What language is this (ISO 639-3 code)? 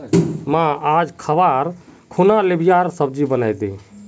mag